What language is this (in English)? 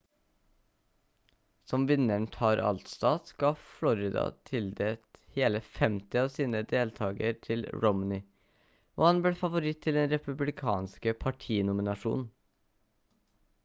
Norwegian Bokmål